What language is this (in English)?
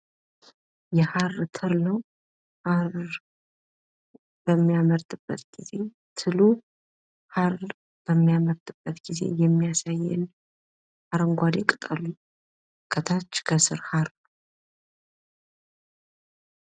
Amharic